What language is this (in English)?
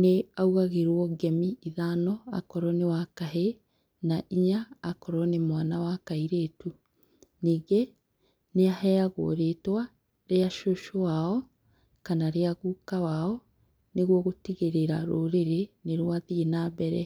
Kikuyu